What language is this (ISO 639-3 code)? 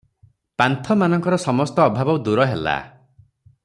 ori